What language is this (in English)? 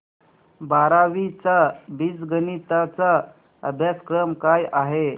Marathi